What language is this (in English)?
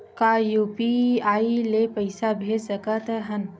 Chhattisgarhi